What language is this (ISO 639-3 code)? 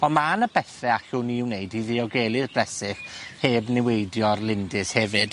cym